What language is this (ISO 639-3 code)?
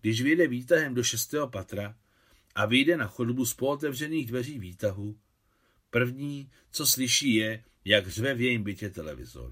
ces